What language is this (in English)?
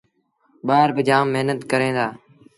Sindhi Bhil